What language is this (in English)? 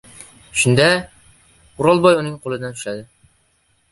Uzbek